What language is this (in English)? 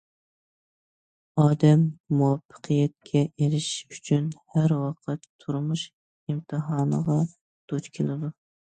Uyghur